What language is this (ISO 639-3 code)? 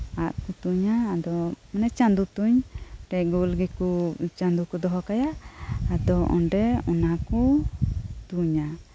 sat